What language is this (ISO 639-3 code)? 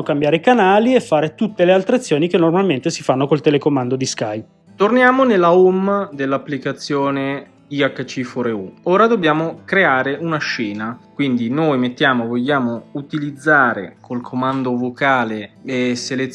ita